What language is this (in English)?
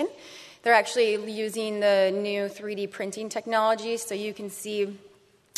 English